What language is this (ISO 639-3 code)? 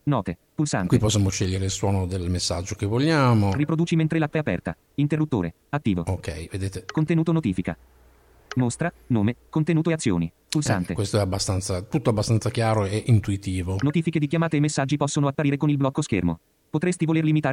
ita